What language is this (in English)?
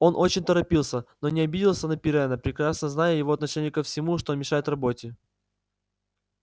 Russian